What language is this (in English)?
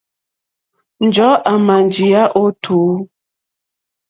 Mokpwe